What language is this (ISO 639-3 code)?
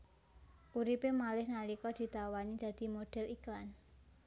jav